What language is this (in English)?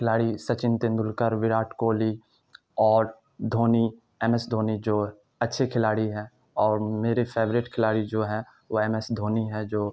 Urdu